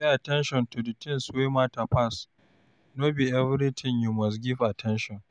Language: Nigerian Pidgin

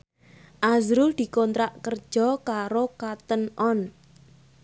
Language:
Javanese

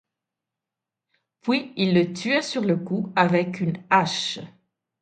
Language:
French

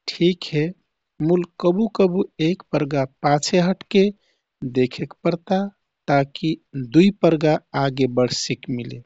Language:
Kathoriya Tharu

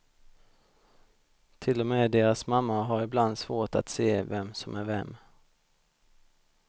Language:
Swedish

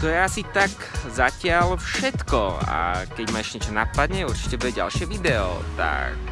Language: Slovak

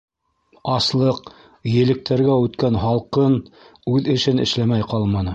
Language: Bashkir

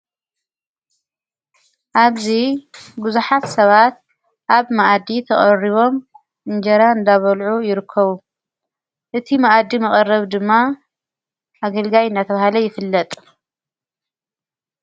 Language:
Tigrinya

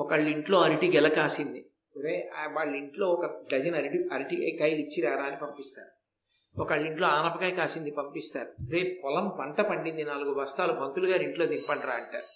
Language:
Telugu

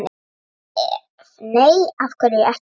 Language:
Icelandic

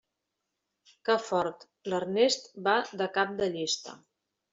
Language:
Catalan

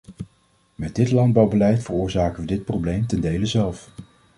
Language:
Dutch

